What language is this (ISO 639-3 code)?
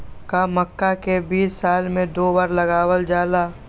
mag